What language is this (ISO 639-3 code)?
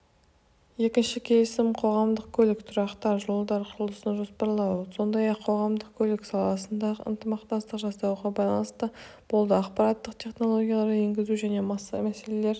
kaz